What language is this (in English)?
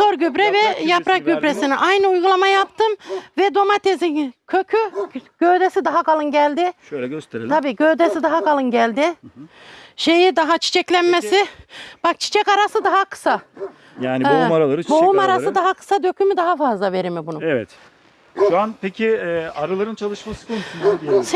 Turkish